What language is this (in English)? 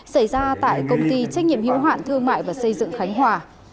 Vietnamese